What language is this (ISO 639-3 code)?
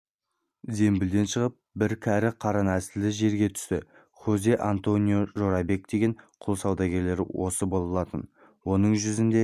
kaz